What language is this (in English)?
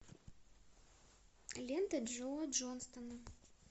Russian